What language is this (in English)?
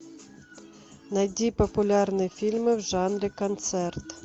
Russian